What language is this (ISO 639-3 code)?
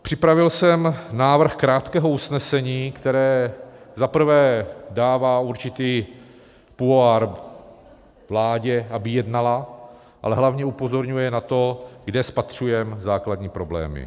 ces